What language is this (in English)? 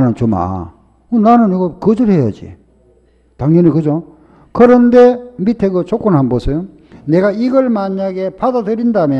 Korean